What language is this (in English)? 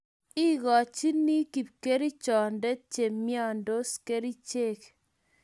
Kalenjin